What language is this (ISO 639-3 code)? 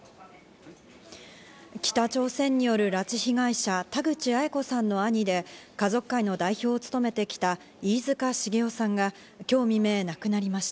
jpn